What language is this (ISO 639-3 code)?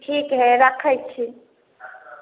mai